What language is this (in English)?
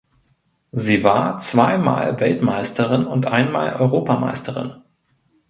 German